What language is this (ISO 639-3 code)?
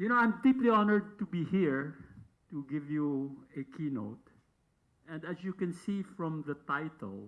eng